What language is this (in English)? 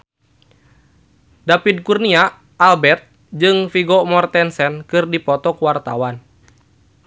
Sundanese